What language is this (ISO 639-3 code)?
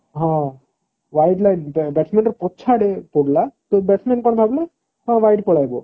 ori